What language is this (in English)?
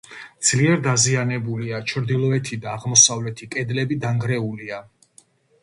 Georgian